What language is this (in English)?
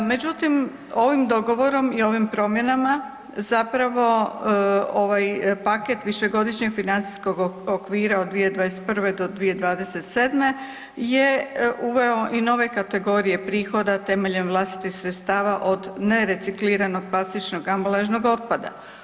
Croatian